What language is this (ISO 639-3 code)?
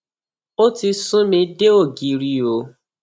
yor